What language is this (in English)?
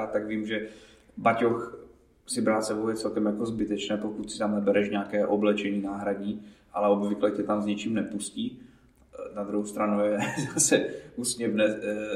Czech